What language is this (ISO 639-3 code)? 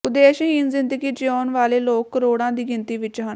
pan